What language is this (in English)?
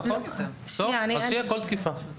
Hebrew